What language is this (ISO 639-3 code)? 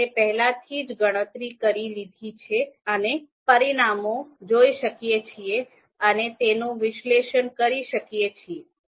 guj